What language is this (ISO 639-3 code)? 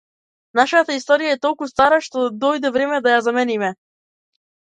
mkd